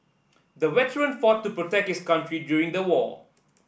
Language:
English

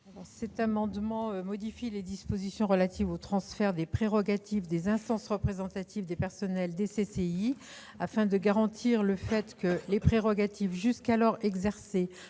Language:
French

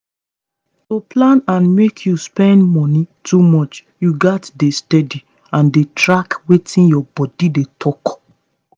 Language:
Nigerian Pidgin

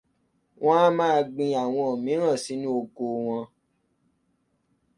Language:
Yoruba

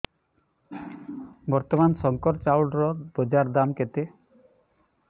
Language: Odia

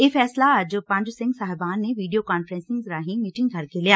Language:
Punjabi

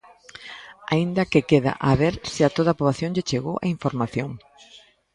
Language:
Galician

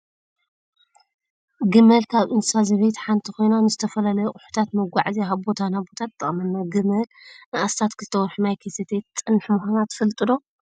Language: Tigrinya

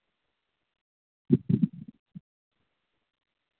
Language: Maithili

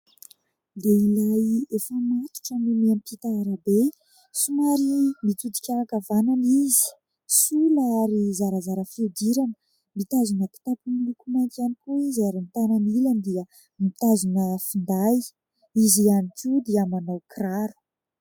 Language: Malagasy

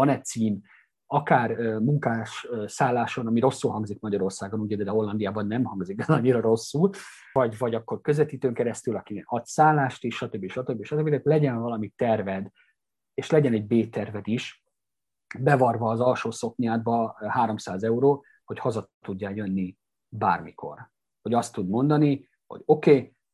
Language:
Hungarian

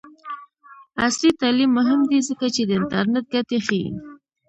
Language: Pashto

